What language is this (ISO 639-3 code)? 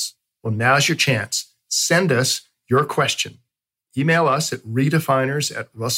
eng